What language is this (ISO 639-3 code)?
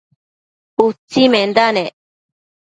mcf